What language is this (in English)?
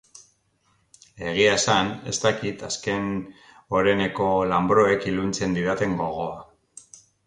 Basque